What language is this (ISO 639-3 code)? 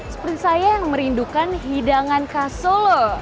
ind